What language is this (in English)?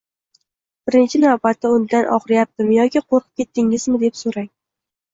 Uzbek